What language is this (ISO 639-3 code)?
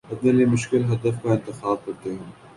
urd